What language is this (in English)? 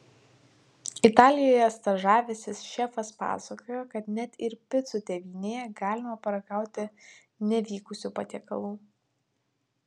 Lithuanian